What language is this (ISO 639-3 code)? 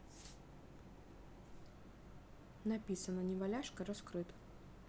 rus